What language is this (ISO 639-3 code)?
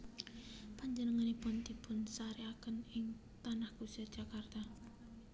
jav